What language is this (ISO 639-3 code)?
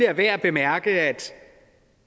dan